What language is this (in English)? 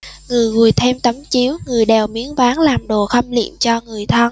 Vietnamese